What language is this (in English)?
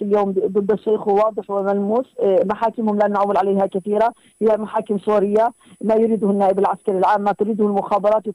Arabic